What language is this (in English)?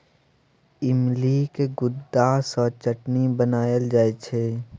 Maithili